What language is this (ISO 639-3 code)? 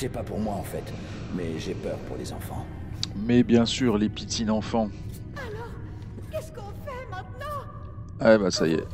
fra